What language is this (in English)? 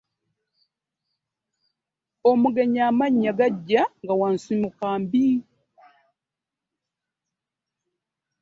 Ganda